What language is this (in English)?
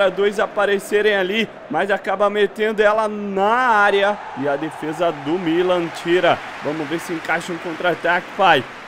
Portuguese